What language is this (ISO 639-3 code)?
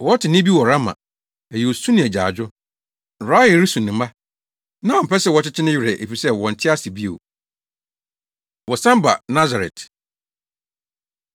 aka